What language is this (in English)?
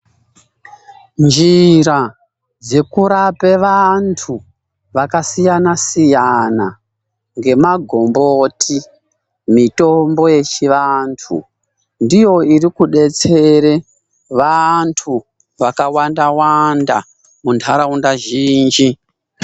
Ndau